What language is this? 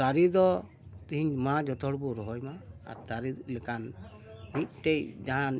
Santali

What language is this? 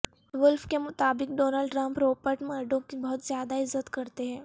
Urdu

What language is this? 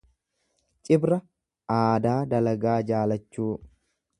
Oromo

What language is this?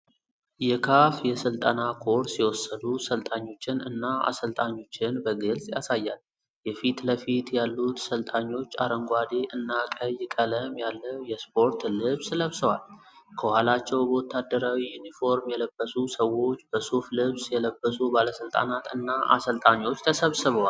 Amharic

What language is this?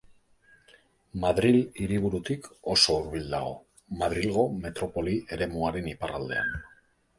Basque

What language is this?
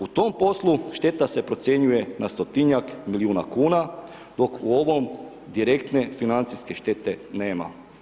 Croatian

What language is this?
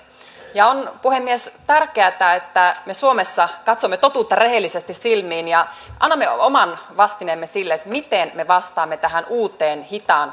Finnish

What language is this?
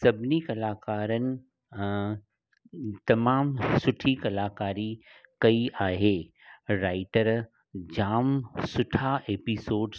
Sindhi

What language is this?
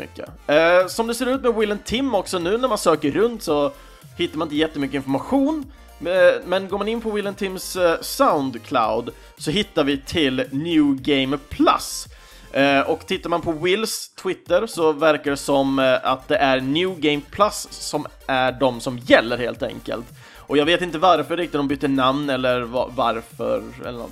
Swedish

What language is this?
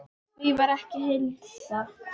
Icelandic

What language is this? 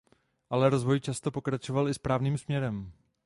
Czech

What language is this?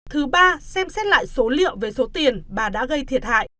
Vietnamese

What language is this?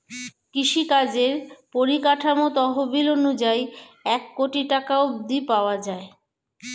Bangla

